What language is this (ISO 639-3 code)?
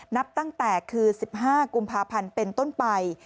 tha